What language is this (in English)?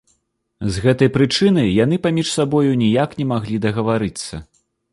Belarusian